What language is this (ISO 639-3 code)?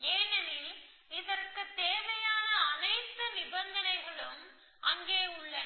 tam